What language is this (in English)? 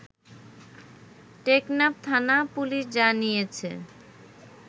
Bangla